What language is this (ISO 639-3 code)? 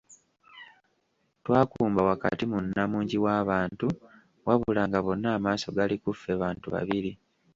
lug